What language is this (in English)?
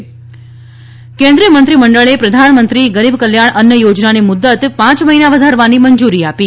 Gujarati